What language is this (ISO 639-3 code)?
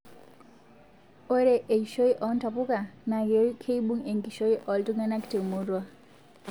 mas